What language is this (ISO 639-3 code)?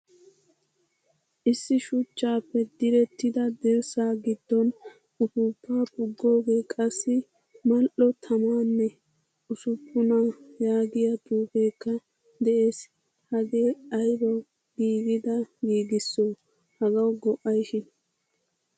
wal